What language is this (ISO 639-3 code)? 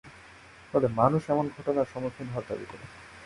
ben